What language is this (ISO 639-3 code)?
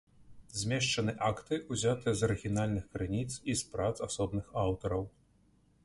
bel